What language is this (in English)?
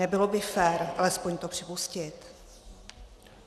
Czech